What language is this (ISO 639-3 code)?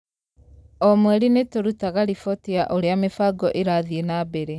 kik